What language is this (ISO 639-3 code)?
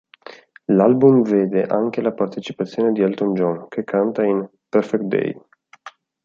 ita